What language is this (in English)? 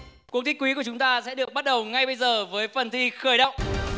Vietnamese